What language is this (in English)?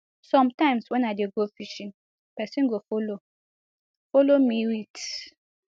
Nigerian Pidgin